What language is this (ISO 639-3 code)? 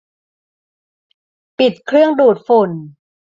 tha